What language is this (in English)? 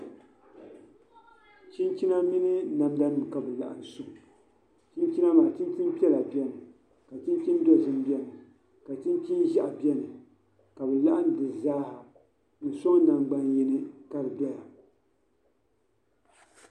Dagbani